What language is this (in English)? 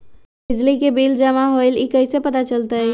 Magahi